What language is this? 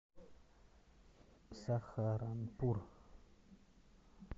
Russian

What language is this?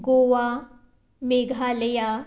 Konkani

